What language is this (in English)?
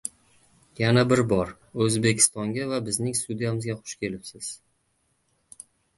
Uzbek